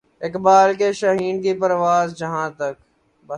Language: Urdu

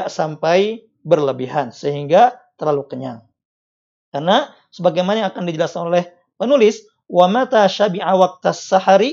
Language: Indonesian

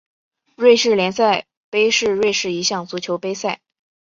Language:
Chinese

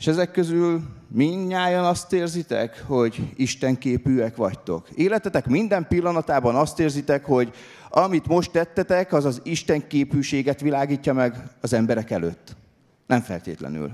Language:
Hungarian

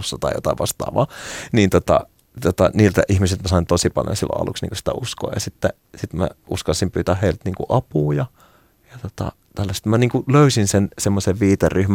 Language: Finnish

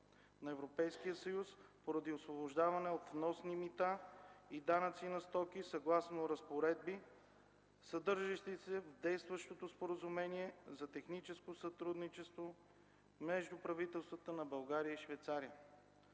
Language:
Bulgarian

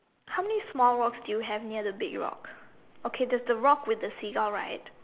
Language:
English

